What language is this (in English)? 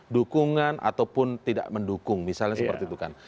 Indonesian